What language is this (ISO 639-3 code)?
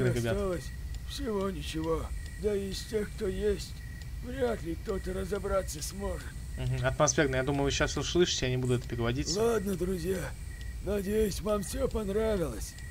rus